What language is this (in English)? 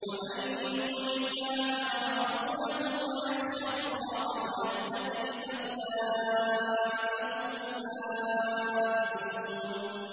Arabic